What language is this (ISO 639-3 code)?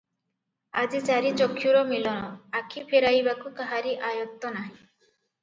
ori